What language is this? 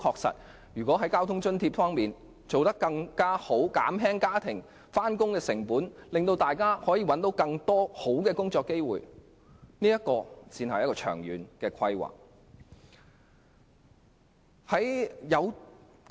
Cantonese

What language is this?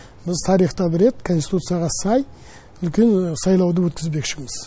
Kazakh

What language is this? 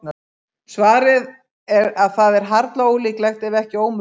Icelandic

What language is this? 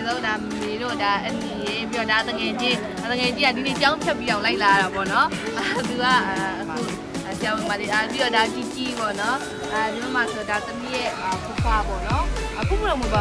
Korean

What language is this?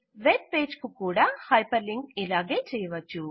Telugu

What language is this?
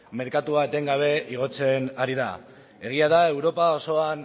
Basque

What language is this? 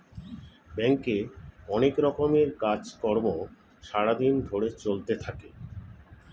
Bangla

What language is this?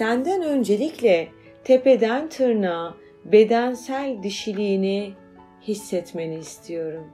Turkish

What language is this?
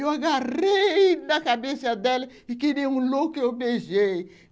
Portuguese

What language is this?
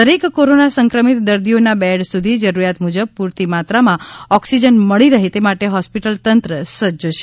Gujarati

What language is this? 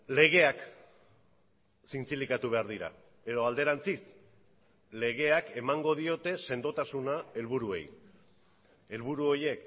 Basque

